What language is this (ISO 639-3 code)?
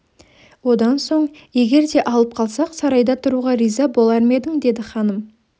kaz